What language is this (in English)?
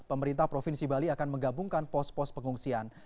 Indonesian